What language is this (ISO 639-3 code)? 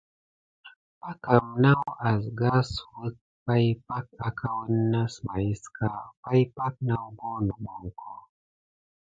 gid